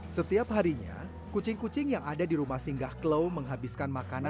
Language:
Indonesian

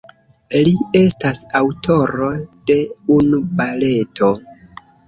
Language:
Esperanto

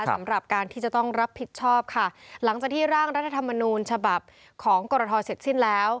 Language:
Thai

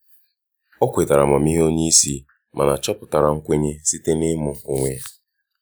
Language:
Igbo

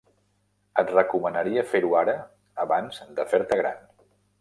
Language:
Catalan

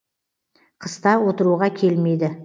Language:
Kazakh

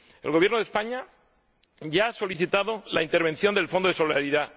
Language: Spanish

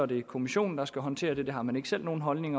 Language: Danish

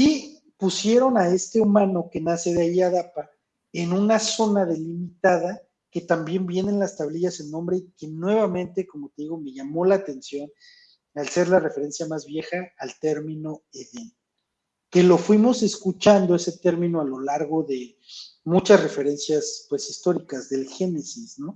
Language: Spanish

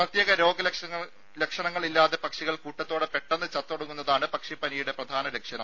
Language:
Malayalam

